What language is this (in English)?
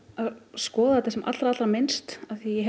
Icelandic